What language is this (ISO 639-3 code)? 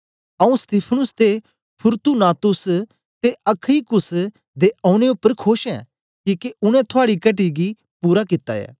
doi